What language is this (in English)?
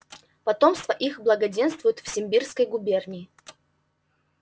Russian